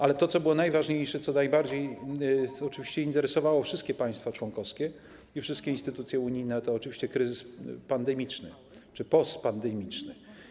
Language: Polish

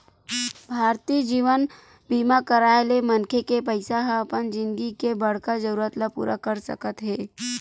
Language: Chhattisgarhi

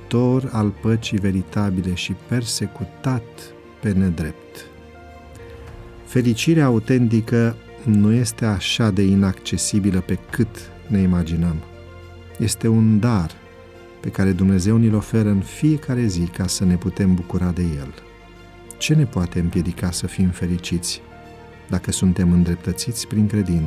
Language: Romanian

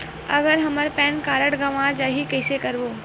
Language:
Chhattisgarhi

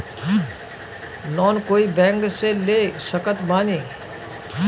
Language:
Bhojpuri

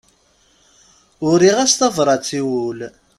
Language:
Kabyle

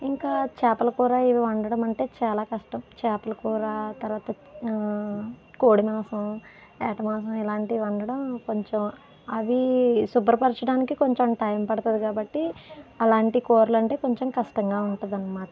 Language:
Telugu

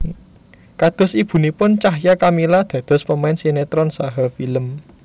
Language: Javanese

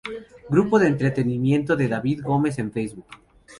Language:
Spanish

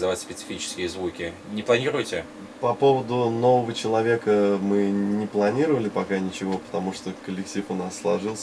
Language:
Russian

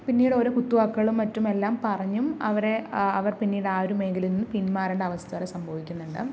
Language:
Malayalam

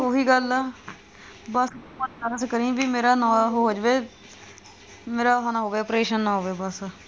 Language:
Punjabi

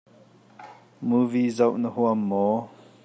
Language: Hakha Chin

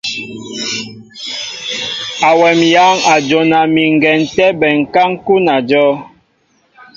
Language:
Mbo (Cameroon)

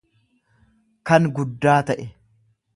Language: Oromo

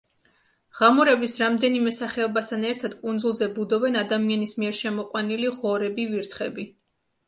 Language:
Georgian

